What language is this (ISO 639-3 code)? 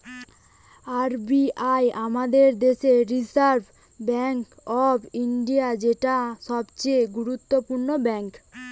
ben